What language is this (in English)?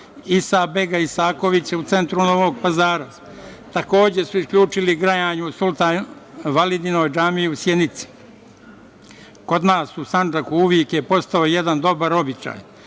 Serbian